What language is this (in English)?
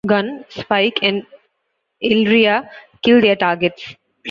English